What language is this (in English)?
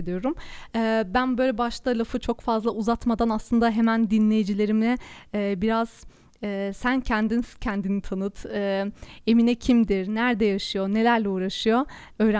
Turkish